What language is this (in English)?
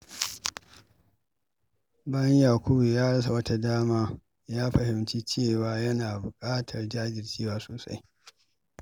Hausa